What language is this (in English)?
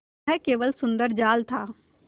Hindi